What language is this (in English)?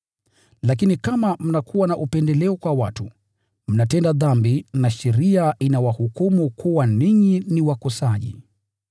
Swahili